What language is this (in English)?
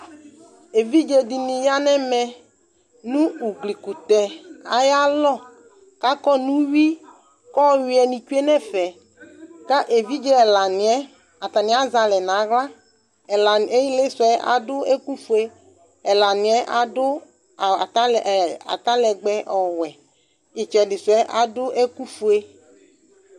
Ikposo